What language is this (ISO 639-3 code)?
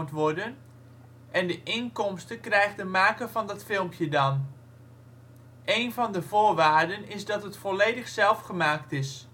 nld